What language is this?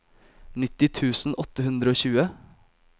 Norwegian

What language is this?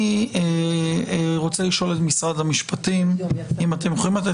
Hebrew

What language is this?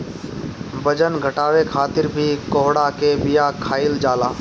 Bhojpuri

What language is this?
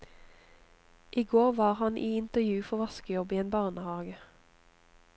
Norwegian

